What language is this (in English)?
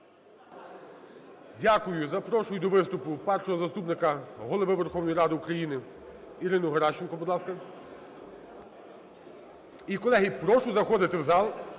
Ukrainian